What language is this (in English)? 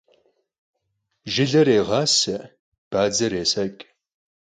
Kabardian